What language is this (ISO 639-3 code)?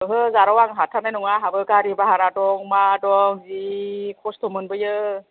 brx